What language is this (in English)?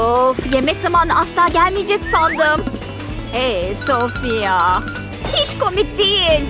Turkish